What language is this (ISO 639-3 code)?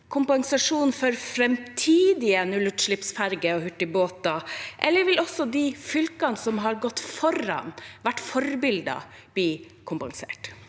nor